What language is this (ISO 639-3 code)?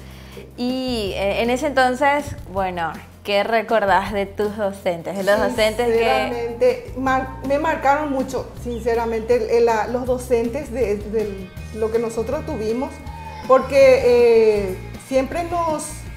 spa